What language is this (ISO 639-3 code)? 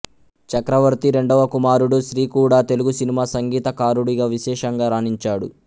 tel